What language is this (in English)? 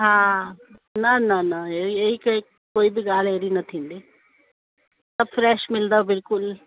Sindhi